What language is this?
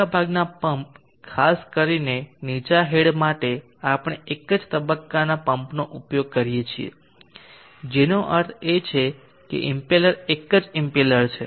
Gujarati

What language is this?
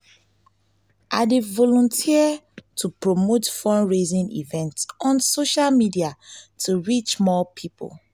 Nigerian Pidgin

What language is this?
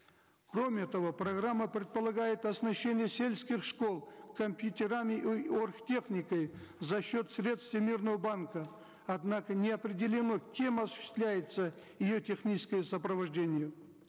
Kazakh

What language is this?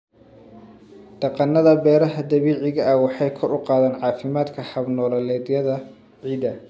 Somali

